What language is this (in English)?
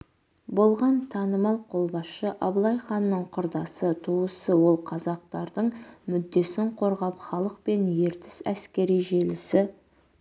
Kazakh